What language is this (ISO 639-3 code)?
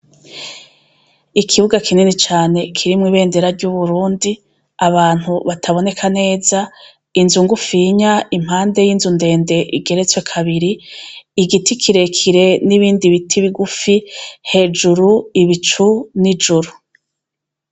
run